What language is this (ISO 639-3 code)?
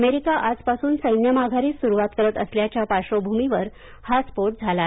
mar